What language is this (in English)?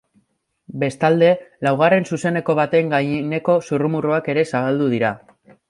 Basque